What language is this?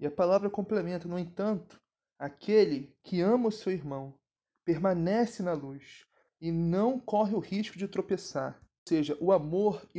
Portuguese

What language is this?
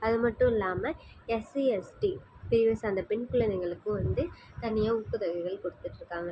Tamil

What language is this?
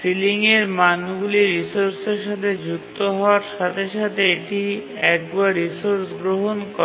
Bangla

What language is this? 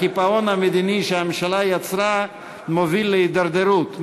Hebrew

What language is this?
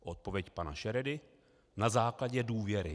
Czech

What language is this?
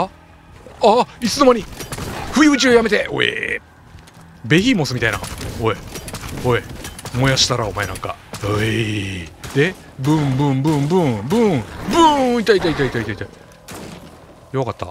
Japanese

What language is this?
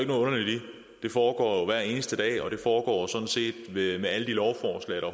Danish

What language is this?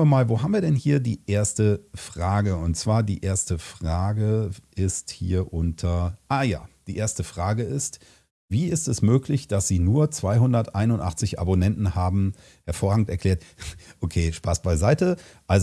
German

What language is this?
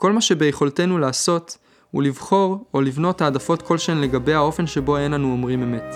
Hebrew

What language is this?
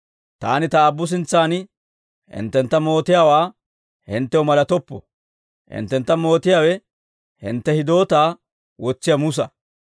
Dawro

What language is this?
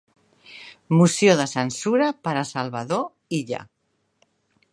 Catalan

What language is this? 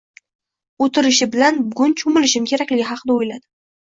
Uzbek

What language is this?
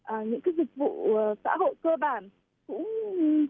Vietnamese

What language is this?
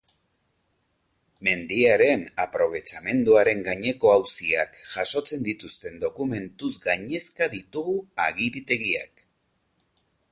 Basque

